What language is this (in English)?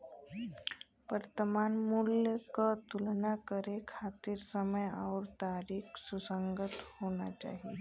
Bhojpuri